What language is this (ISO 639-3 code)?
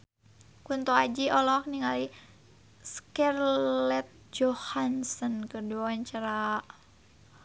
sun